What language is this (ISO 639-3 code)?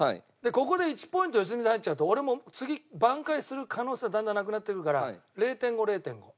jpn